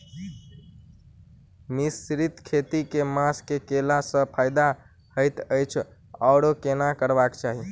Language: Maithili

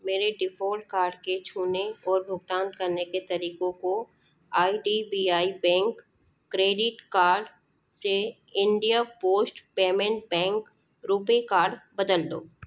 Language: Hindi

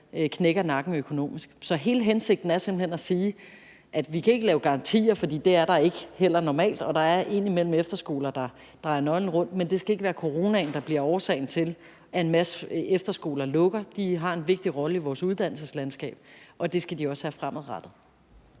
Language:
Danish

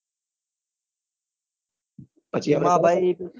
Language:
Gujarati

